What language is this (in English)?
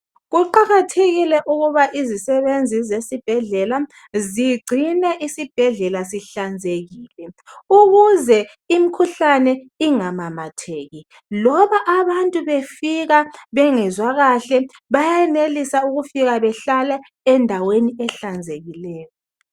North Ndebele